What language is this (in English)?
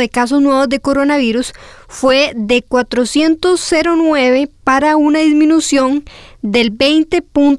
Spanish